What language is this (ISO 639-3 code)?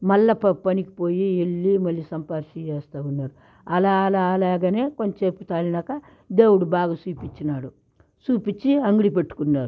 tel